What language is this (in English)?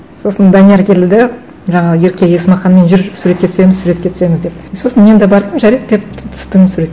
Kazakh